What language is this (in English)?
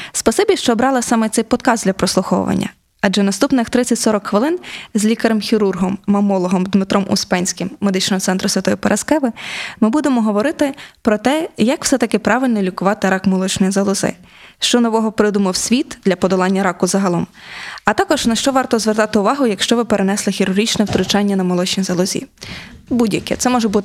Ukrainian